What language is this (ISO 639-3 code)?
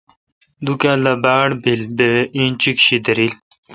xka